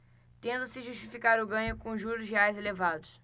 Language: Portuguese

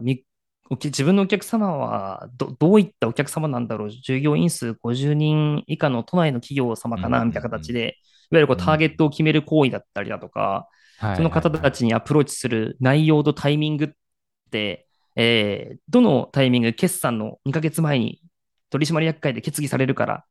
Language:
Japanese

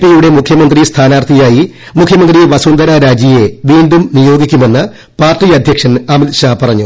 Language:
Malayalam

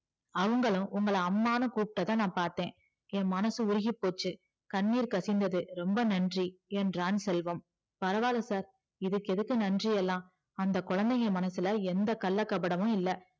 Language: Tamil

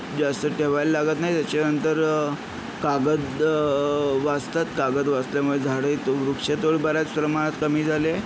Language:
Marathi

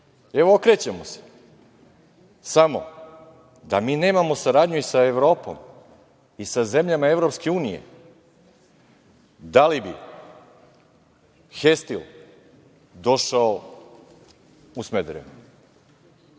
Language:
Serbian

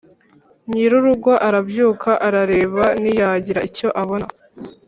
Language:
Kinyarwanda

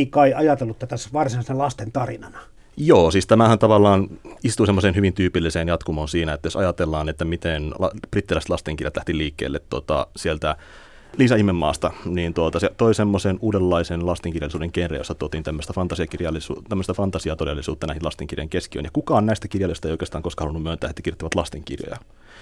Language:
Finnish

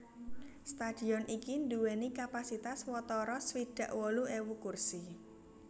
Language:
Javanese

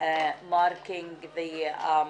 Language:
Hebrew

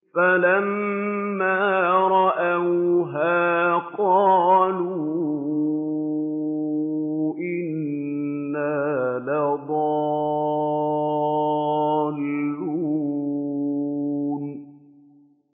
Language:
Arabic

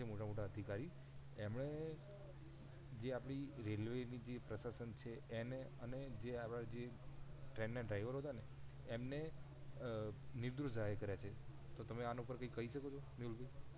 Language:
Gujarati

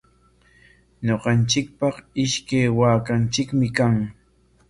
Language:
Corongo Ancash Quechua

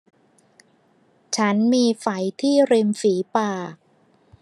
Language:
Thai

